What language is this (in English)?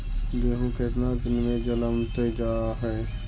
Magahi